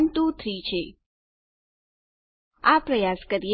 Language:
Gujarati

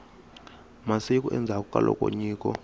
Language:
Tsonga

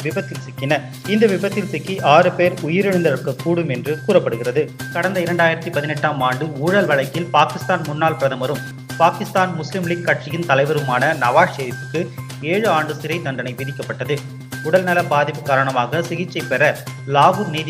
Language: Tamil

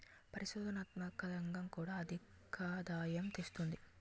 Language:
Telugu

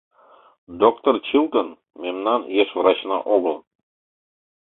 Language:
Mari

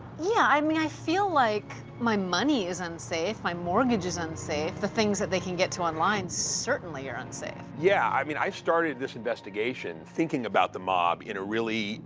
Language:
English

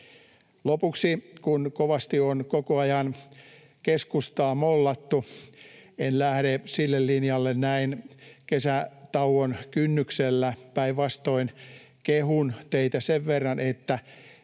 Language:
Finnish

